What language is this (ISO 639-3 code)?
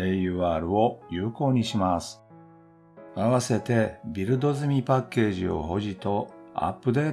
jpn